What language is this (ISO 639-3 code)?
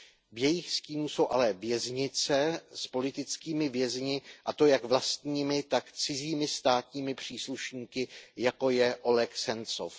ces